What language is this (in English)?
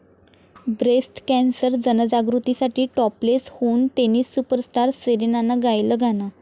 Marathi